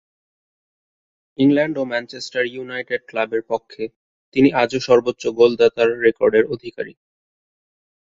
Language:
Bangla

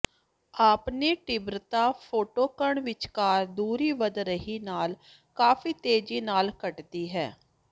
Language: Punjabi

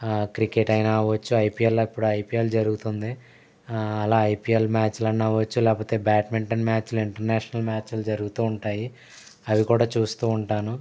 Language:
Telugu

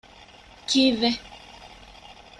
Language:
Divehi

